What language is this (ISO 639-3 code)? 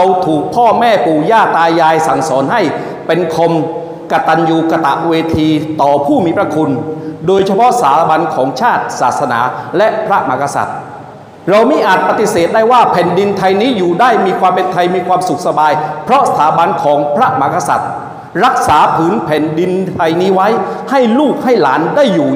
tha